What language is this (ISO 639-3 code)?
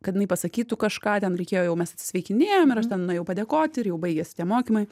lit